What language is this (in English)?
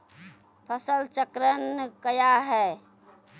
Maithili